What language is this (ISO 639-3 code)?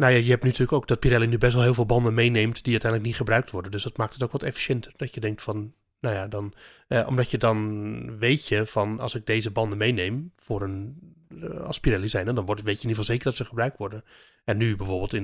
nld